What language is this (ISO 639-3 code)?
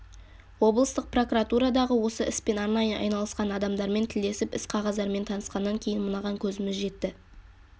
kaz